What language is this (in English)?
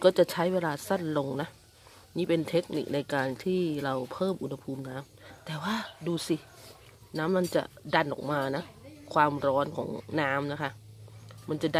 Thai